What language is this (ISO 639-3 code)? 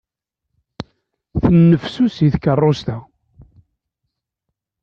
kab